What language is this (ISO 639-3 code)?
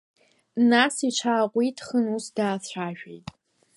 abk